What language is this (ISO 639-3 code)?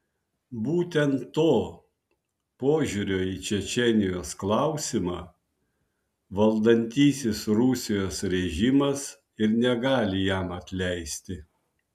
lit